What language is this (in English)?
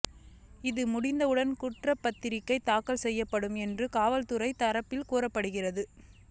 Tamil